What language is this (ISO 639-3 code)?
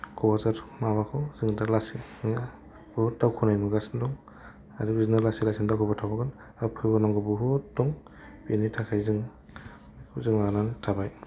brx